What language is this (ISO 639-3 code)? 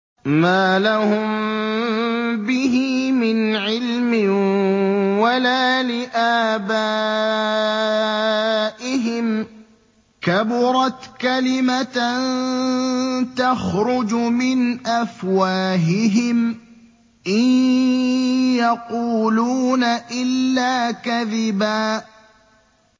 ara